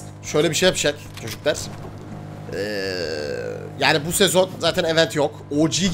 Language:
Turkish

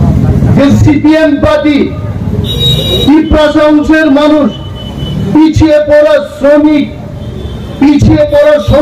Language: Bangla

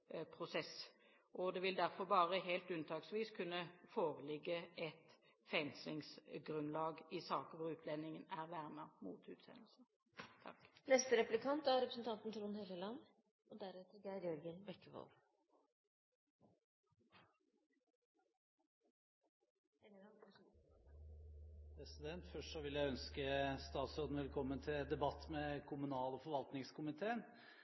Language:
Norwegian Bokmål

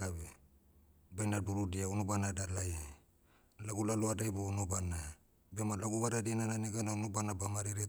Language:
Motu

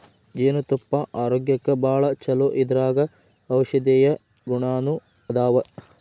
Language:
Kannada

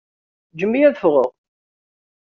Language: Kabyle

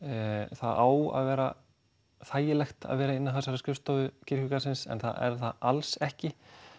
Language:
Icelandic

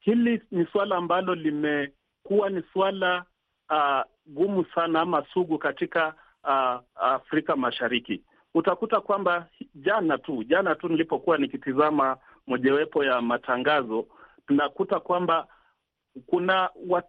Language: Swahili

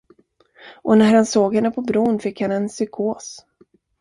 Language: Swedish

